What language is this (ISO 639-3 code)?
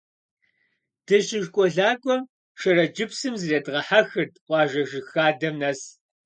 kbd